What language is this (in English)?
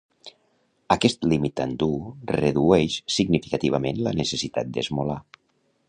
Catalan